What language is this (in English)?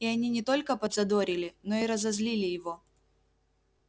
Russian